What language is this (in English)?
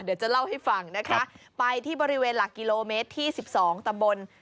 Thai